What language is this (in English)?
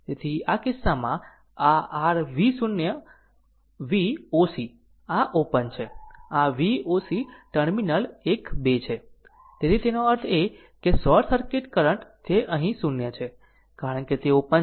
Gujarati